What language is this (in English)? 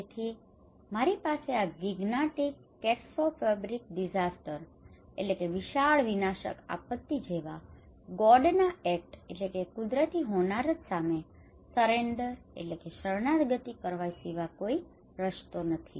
Gujarati